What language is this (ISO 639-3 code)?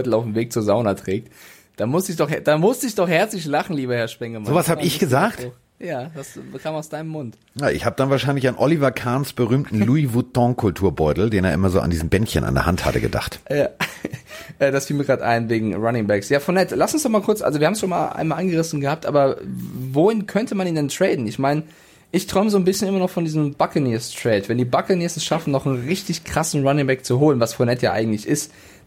deu